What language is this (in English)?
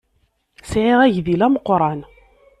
Kabyle